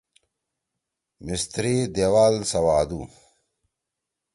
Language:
Torwali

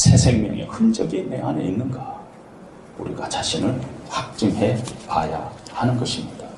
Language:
Korean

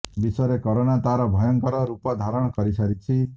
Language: Odia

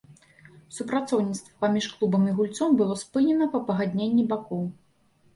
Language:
Belarusian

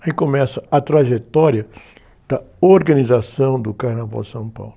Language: Portuguese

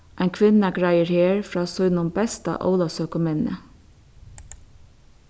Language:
Faroese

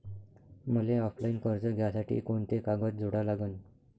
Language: Marathi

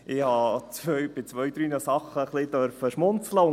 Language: Swiss German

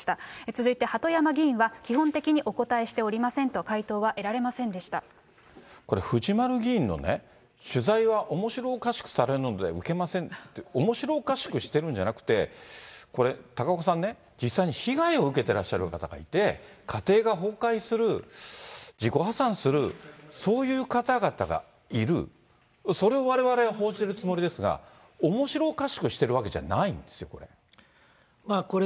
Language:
Japanese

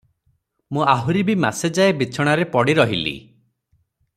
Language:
Odia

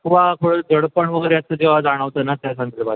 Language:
Marathi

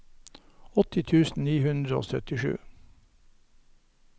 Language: Norwegian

